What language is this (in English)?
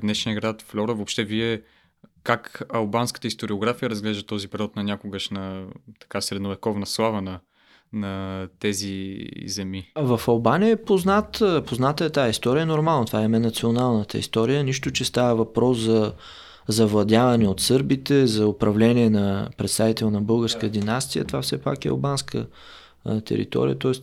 Bulgarian